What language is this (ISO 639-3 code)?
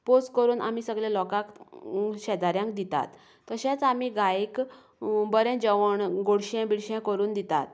kok